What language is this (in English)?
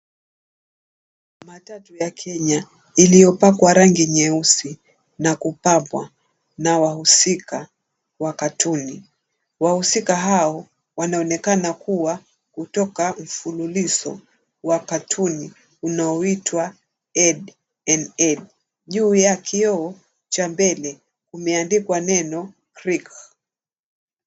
Swahili